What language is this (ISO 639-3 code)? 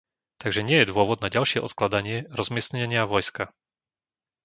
slk